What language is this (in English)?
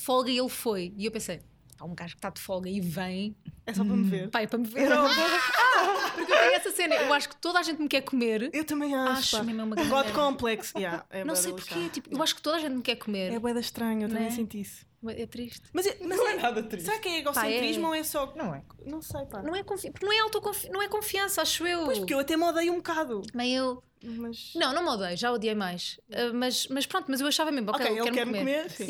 Portuguese